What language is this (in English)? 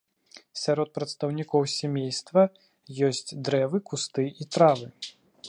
Belarusian